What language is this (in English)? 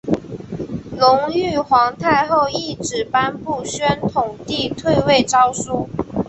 Chinese